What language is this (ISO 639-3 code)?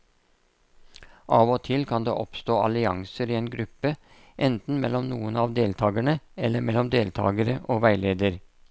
nor